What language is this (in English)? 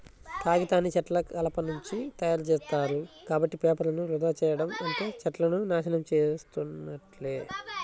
Telugu